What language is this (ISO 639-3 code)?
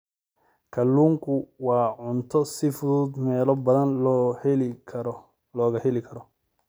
som